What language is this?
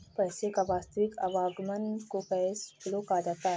Hindi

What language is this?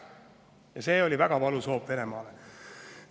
Estonian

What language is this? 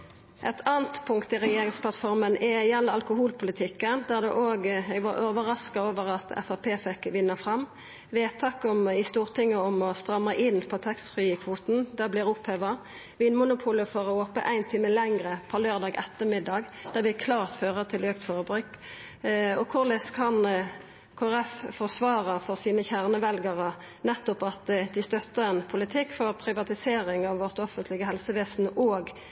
Norwegian Nynorsk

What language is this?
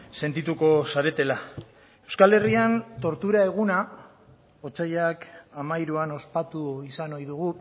Basque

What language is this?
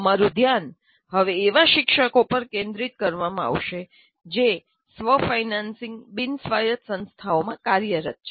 Gujarati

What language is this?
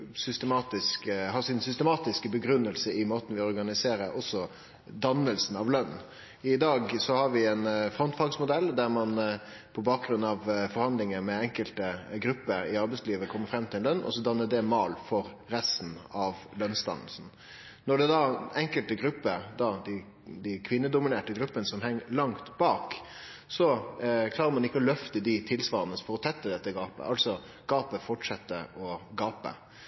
Norwegian Nynorsk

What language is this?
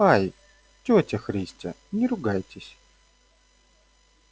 Russian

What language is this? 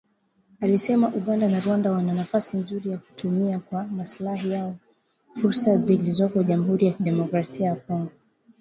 Swahili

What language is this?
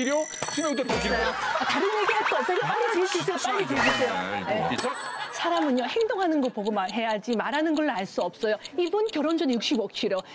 Korean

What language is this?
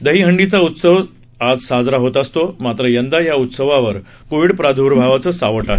Marathi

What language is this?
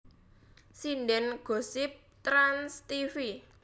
Javanese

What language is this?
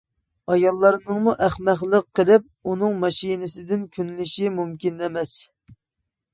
Uyghur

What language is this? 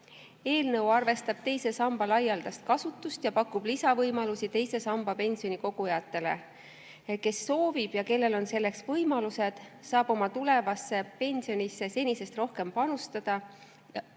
Estonian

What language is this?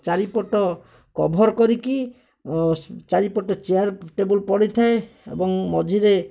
Odia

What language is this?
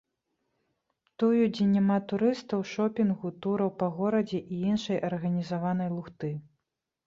Belarusian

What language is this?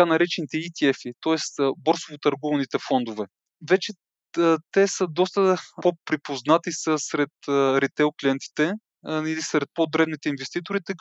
Bulgarian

